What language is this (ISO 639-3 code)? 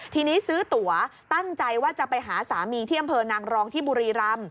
tha